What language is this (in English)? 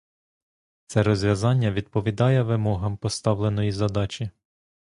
Ukrainian